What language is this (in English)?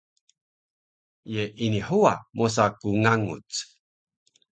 Taroko